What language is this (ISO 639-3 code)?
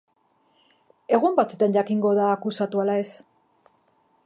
eus